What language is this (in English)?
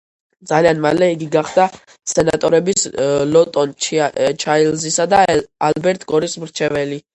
Georgian